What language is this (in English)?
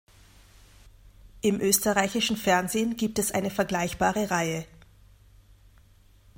German